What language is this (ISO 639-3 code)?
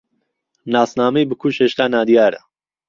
ckb